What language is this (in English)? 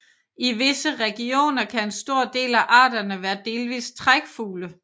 Danish